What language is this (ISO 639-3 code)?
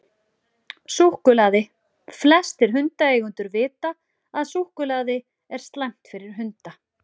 isl